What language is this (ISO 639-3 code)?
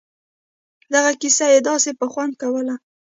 pus